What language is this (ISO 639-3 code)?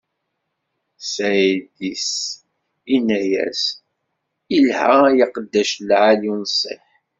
kab